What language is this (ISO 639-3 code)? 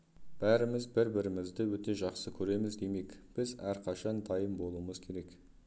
kaz